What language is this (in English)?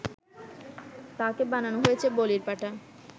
Bangla